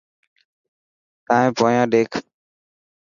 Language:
Dhatki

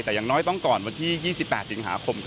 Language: Thai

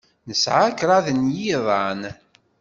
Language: Kabyle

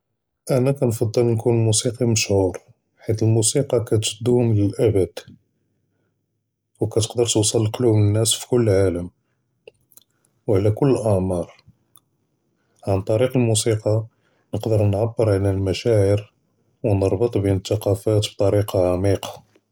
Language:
Judeo-Arabic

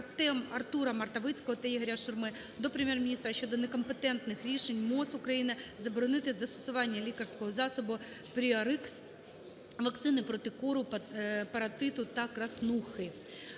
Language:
Ukrainian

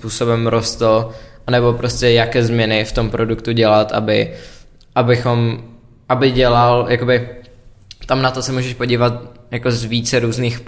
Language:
Czech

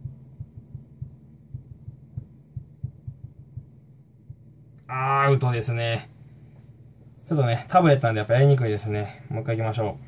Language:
Japanese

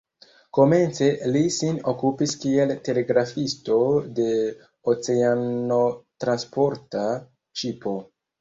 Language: Esperanto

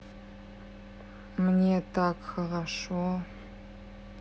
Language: Russian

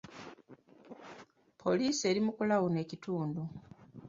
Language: Ganda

